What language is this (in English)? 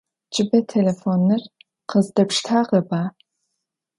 Adyghe